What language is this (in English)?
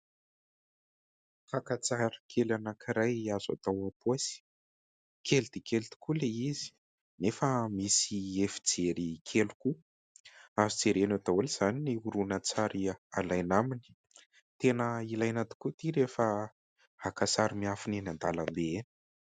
Malagasy